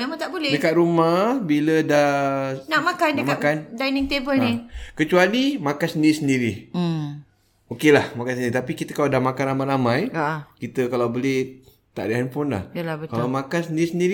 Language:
Malay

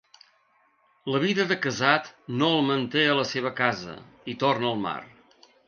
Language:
Catalan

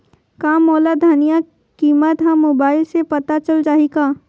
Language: Chhattisgarhi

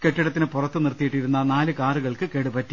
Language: Malayalam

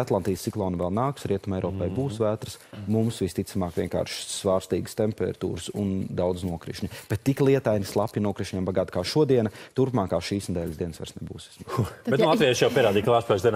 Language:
Latvian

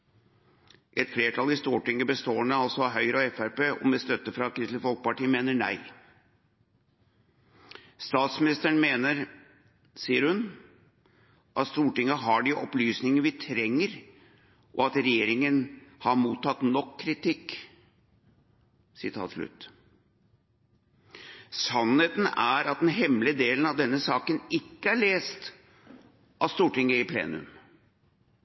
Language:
Norwegian Bokmål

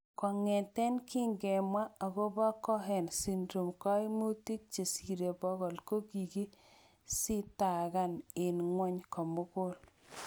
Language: Kalenjin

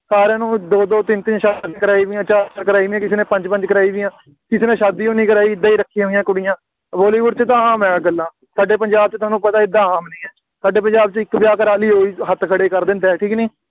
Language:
Punjabi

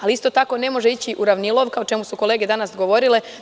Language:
Serbian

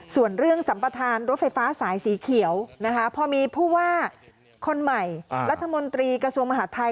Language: Thai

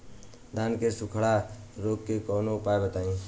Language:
Bhojpuri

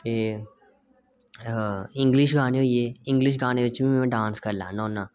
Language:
Dogri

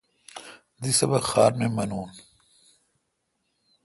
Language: Kalkoti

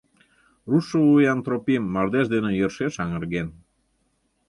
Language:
Mari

